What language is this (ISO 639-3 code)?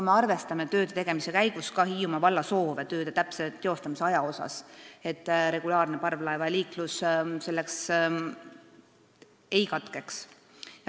est